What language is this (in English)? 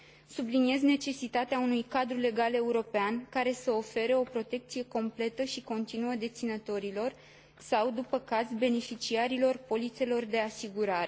Romanian